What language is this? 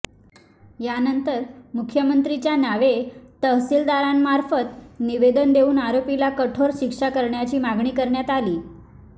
Marathi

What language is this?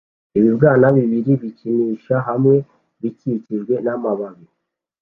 Kinyarwanda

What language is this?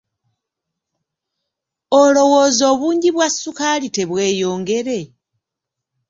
Ganda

